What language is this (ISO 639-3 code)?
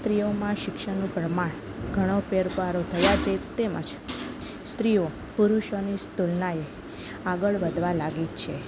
guj